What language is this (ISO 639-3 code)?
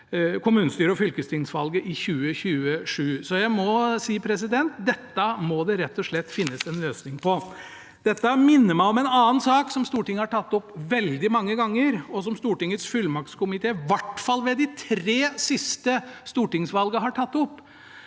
nor